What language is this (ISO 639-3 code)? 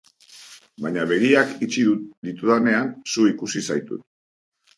eus